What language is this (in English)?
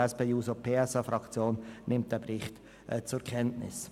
Swiss German